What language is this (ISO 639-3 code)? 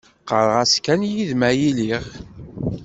kab